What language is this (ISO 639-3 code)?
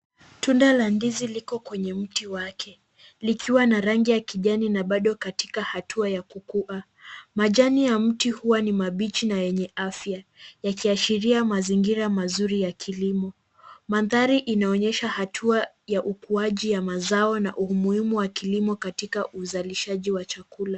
swa